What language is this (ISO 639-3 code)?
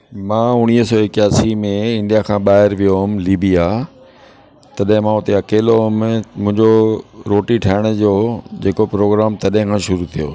snd